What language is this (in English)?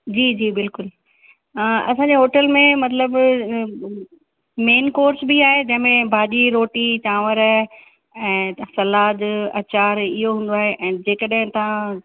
Sindhi